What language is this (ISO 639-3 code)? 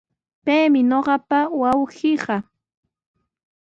qws